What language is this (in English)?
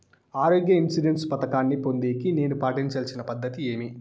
Telugu